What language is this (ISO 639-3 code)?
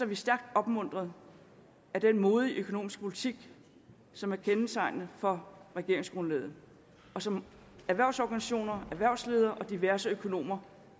dan